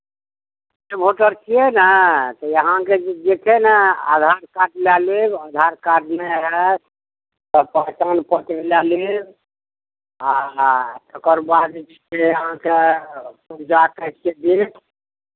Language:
Maithili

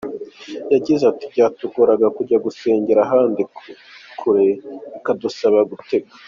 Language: Kinyarwanda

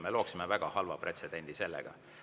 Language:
Estonian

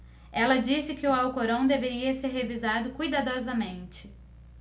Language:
Portuguese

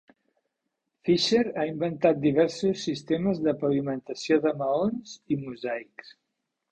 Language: Catalan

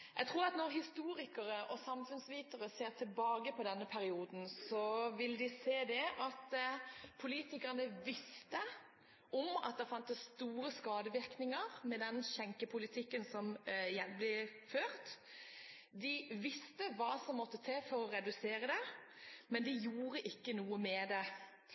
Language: Norwegian Bokmål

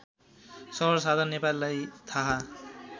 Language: Nepali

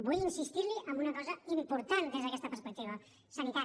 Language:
Catalan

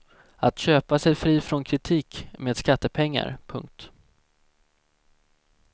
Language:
Swedish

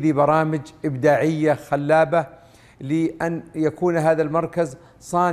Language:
Arabic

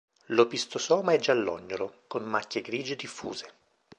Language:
Italian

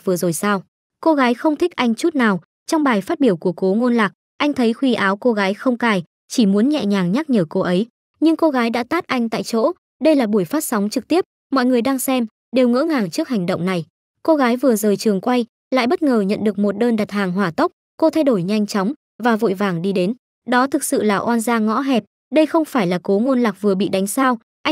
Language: Vietnamese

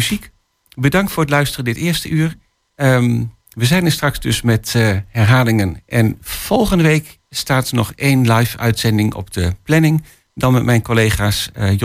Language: Dutch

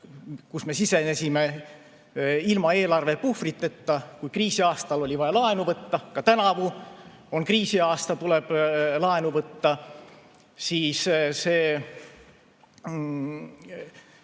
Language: Estonian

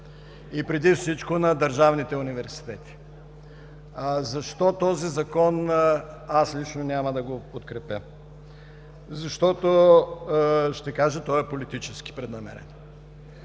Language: Bulgarian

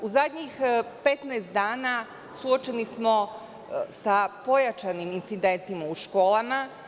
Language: Serbian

